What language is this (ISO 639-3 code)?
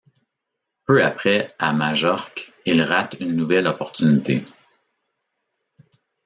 fra